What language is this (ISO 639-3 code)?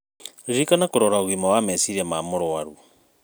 kik